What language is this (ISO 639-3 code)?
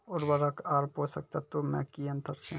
mai